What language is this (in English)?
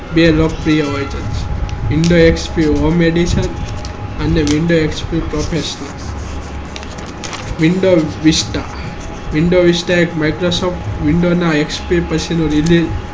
Gujarati